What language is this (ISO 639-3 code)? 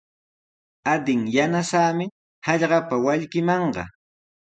qws